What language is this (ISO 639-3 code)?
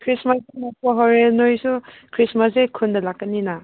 mni